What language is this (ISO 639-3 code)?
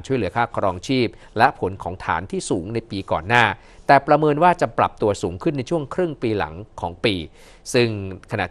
tha